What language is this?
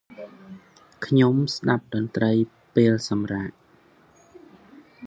Khmer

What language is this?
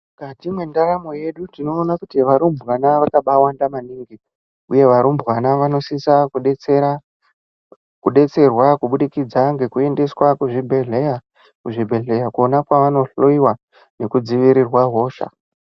Ndau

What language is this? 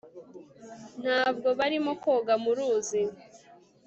Kinyarwanda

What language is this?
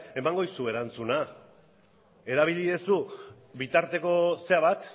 Basque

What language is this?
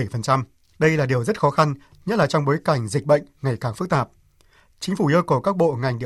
Vietnamese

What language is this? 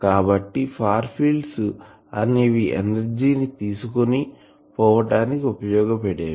Telugu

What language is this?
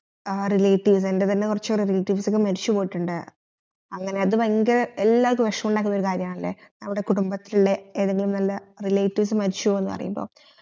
Malayalam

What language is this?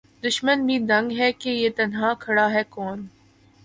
Urdu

